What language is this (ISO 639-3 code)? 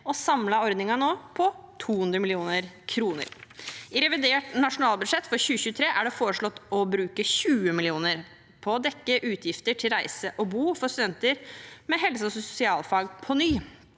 nor